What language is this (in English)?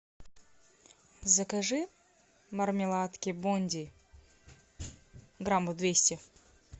Russian